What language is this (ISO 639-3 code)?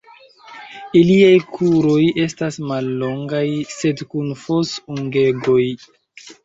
epo